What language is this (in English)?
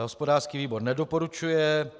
Czech